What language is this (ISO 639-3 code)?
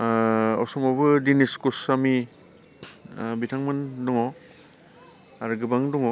brx